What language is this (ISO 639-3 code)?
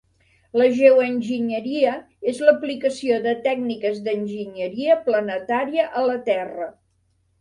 cat